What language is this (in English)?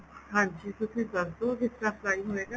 Punjabi